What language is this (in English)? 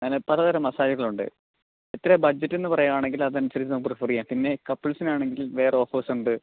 Malayalam